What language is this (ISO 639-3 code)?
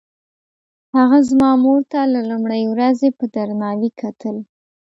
pus